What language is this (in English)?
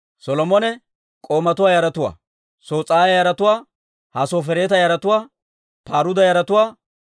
Dawro